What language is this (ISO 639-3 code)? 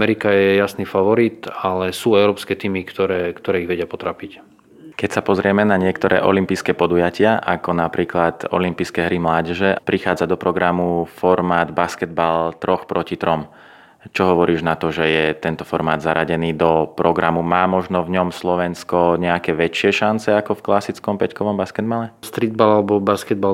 slk